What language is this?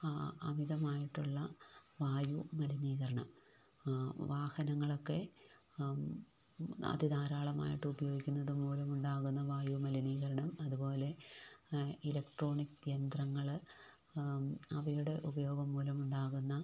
Malayalam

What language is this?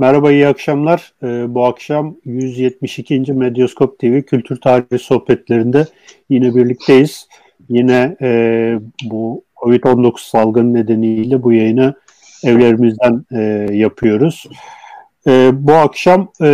Turkish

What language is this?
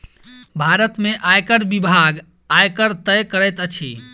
Maithili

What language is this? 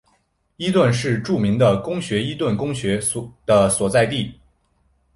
Chinese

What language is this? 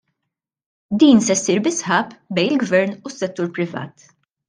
Maltese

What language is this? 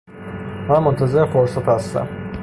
Persian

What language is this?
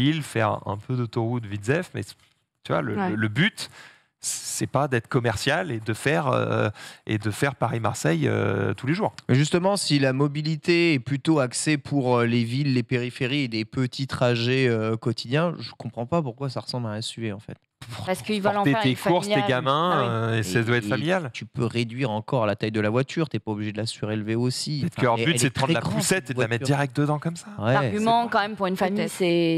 French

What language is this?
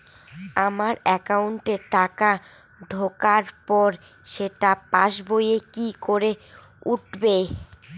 Bangla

